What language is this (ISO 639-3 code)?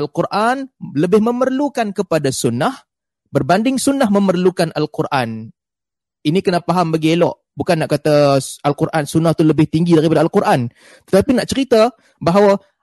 msa